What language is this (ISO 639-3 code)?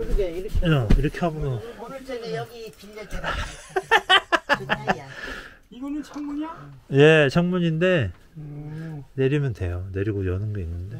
kor